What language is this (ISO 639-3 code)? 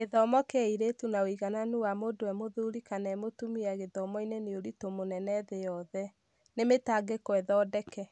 kik